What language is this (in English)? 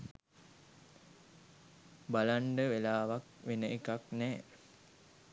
Sinhala